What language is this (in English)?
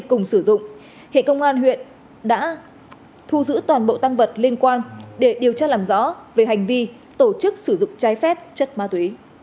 Vietnamese